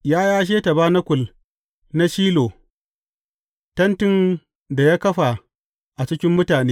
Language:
Hausa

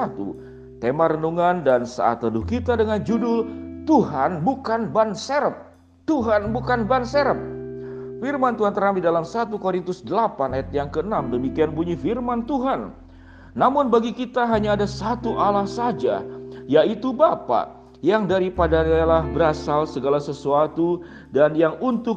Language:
Indonesian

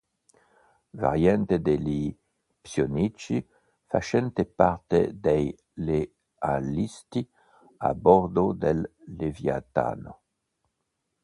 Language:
Italian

